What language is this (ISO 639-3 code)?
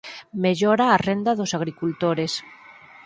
glg